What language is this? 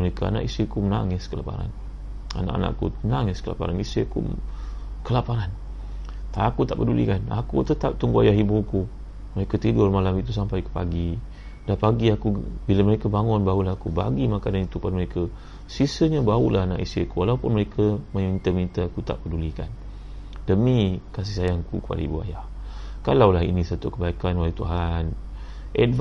Malay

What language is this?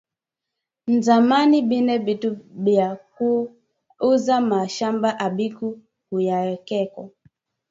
Swahili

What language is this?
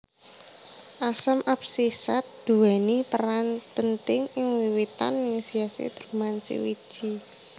Javanese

